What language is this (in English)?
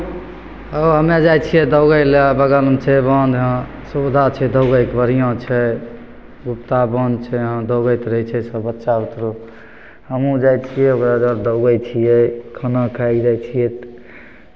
Maithili